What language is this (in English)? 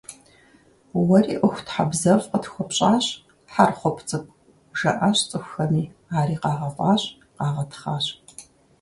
Kabardian